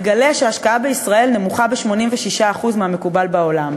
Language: Hebrew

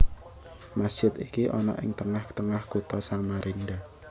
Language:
Javanese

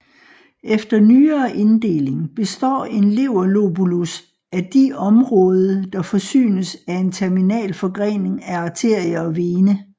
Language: Danish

